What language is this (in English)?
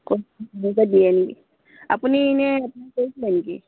Assamese